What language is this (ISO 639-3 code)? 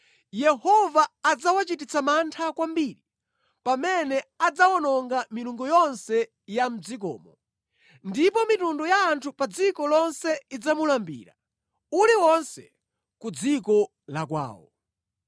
nya